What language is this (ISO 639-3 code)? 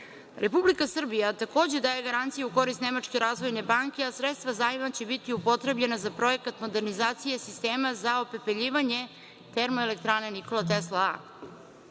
srp